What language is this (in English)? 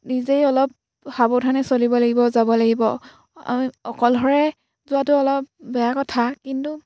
Assamese